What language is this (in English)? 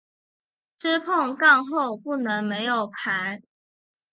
Chinese